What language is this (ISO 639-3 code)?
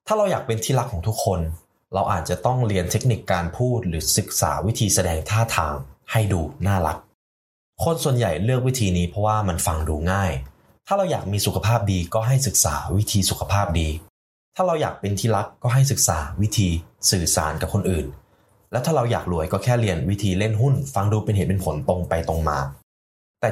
tha